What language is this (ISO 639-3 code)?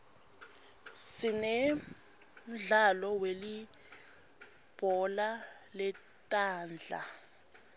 ssw